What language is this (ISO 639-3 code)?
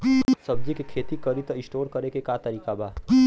bho